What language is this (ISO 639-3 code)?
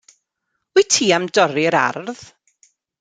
cym